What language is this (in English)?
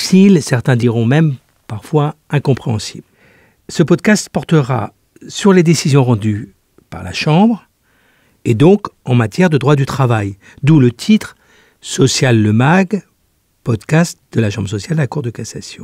French